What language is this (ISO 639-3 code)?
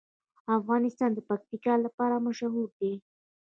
pus